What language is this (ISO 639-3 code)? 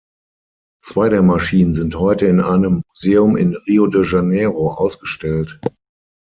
deu